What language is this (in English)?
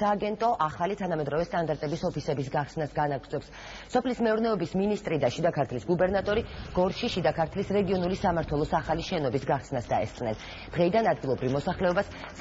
Romanian